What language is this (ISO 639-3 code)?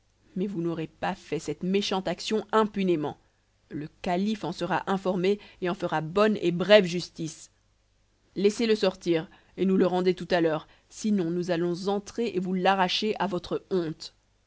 fra